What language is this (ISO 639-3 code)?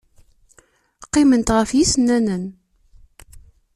kab